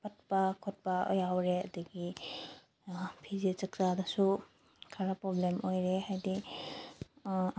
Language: Manipuri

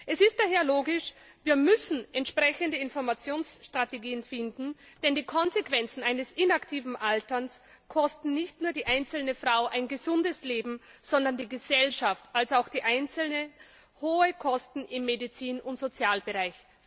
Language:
German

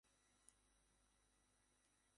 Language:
Bangla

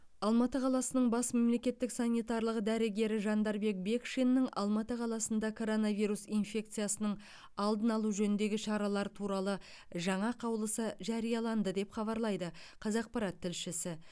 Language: Kazakh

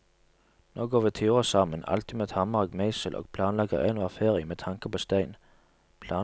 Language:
Norwegian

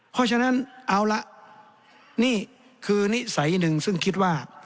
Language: Thai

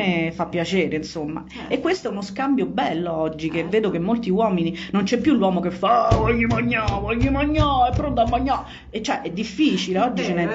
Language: Italian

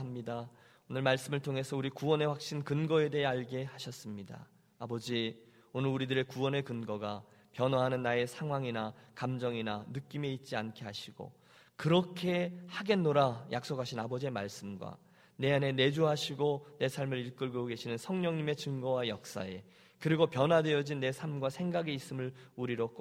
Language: Korean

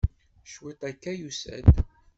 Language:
Kabyle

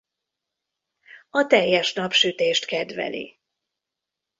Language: Hungarian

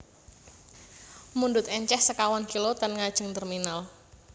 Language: Javanese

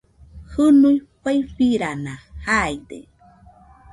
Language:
Nüpode Huitoto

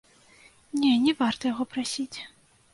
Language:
Belarusian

